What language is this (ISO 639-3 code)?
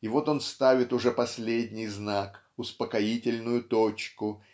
rus